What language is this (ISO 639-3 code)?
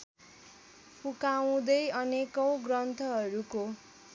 nep